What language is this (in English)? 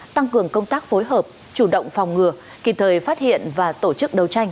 Vietnamese